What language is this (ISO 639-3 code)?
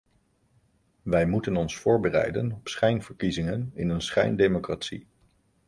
nld